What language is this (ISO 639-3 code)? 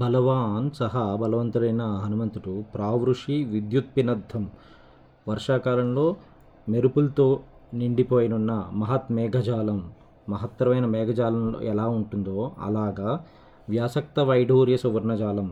tel